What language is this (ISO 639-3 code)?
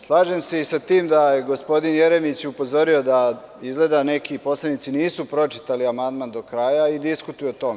srp